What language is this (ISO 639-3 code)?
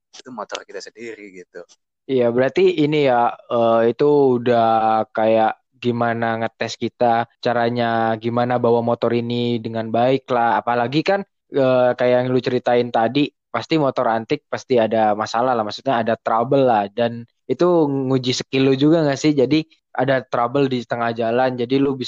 ind